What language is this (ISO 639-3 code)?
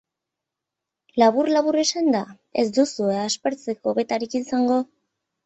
eus